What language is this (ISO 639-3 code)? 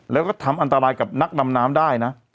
tha